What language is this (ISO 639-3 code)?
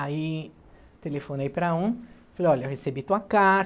por